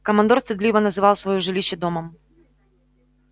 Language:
Russian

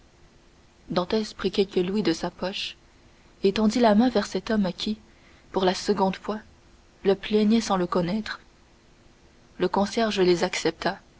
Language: French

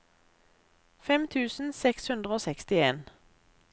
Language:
Norwegian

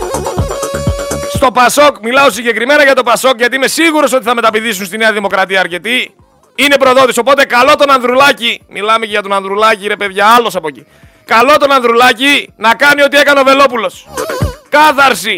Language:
Greek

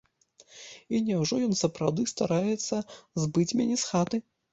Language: Belarusian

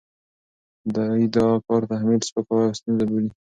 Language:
Pashto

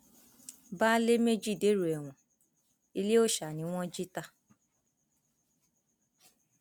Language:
Yoruba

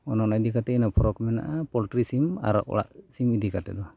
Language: Santali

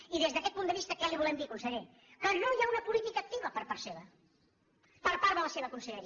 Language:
Catalan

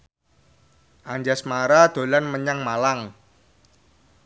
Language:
Javanese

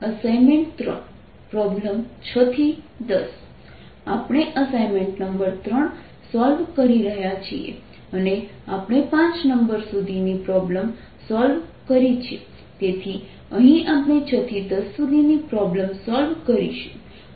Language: Gujarati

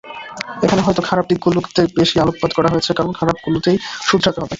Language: Bangla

